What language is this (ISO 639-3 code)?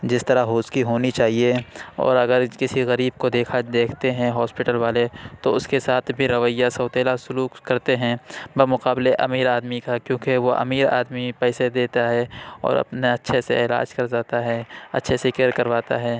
urd